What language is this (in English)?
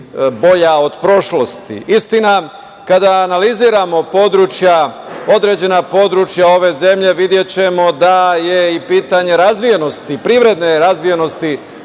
Serbian